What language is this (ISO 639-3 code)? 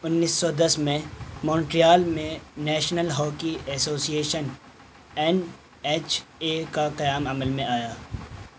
urd